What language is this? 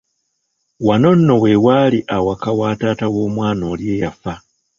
Ganda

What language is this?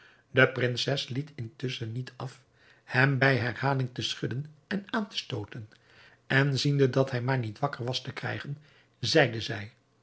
Dutch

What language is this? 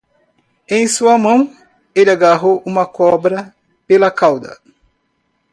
Portuguese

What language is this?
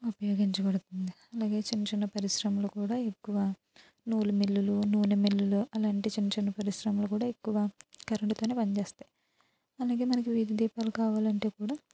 Telugu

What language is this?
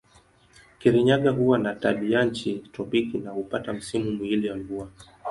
Swahili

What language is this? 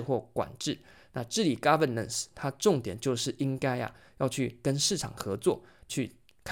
Chinese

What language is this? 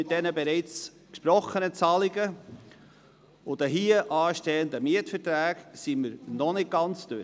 Swiss German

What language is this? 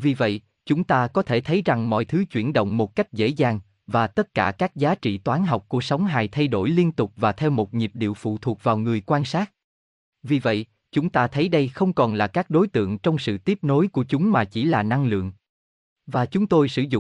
Vietnamese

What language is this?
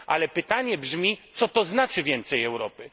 Polish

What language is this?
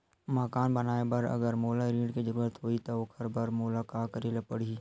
Chhattisgarhi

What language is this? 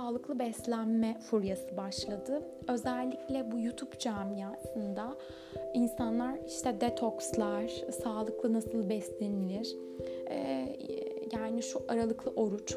Turkish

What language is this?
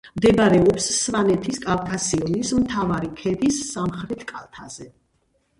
Georgian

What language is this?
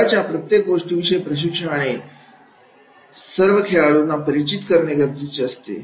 Marathi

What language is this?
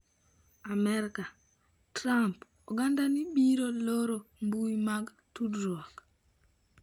Luo (Kenya and Tanzania)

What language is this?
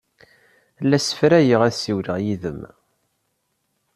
Kabyle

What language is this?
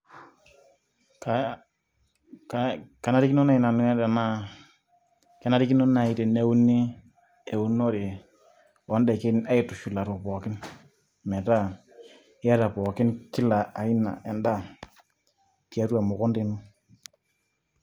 Masai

